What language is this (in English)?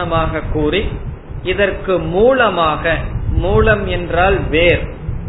Tamil